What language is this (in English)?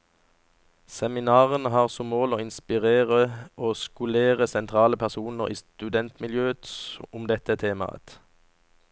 Norwegian